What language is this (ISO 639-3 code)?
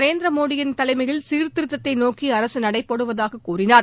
tam